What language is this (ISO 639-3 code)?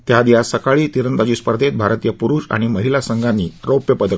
mar